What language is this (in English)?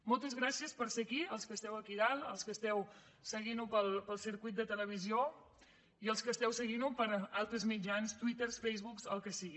Catalan